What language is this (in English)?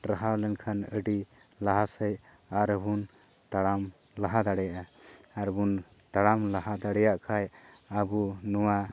Santali